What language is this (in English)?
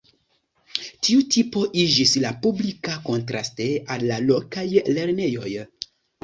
Esperanto